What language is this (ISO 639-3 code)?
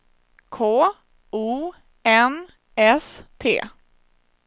swe